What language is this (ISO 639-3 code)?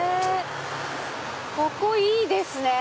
jpn